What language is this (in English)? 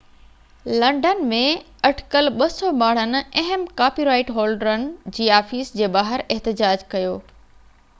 Sindhi